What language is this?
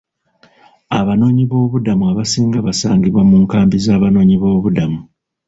Ganda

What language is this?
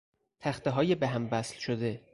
Persian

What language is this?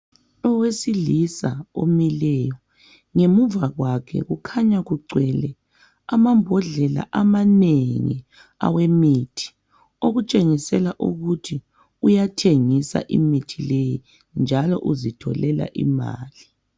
North Ndebele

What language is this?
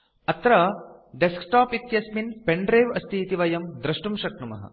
Sanskrit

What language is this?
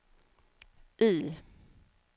Swedish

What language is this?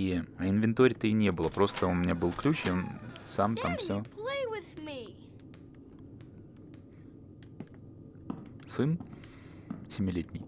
Russian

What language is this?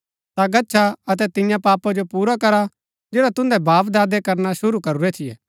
Gaddi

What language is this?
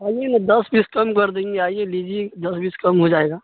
Urdu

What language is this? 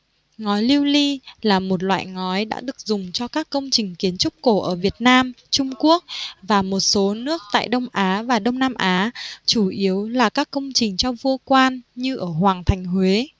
Vietnamese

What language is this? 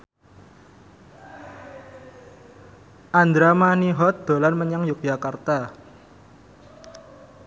Javanese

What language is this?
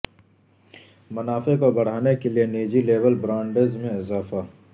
Urdu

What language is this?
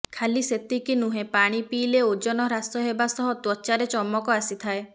Odia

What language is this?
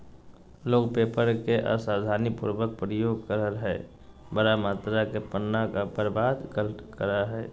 Magahi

